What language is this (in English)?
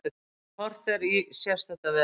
Icelandic